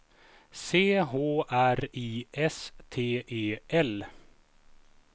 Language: Swedish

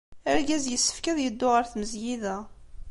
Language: Kabyle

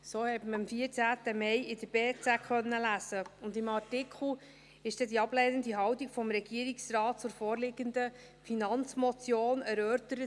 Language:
Swiss German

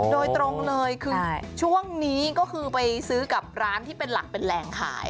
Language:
Thai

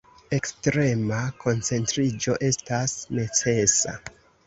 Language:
Esperanto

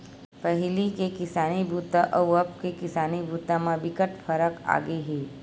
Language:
Chhattisgarhi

